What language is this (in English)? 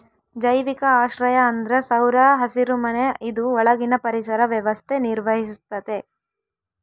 Kannada